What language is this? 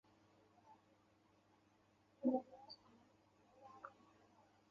Chinese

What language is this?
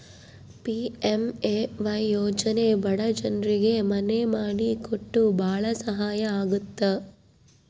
Kannada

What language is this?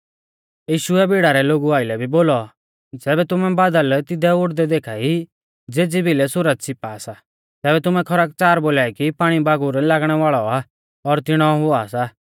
Mahasu Pahari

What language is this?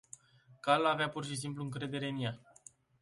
Romanian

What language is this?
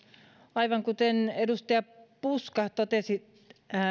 Finnish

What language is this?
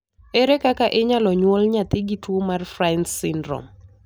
Luo (Kenya and Tanzania)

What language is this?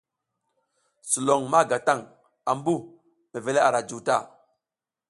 South Giziga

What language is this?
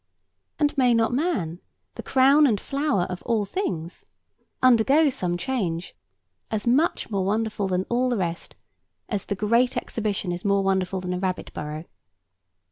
English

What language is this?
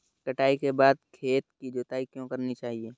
Hindi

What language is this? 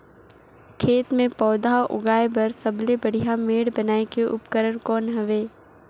Chhattisgarhi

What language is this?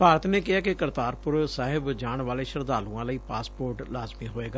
Punjabi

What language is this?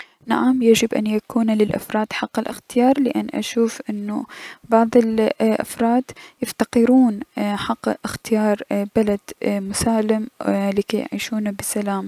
Mesopotamian Arabic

